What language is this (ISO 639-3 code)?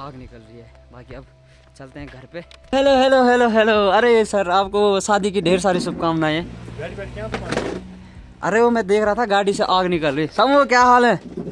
hin